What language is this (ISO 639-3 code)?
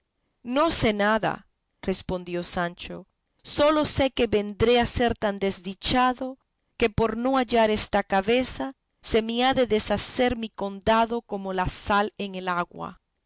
spa